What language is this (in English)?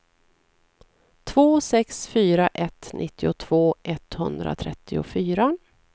Swedish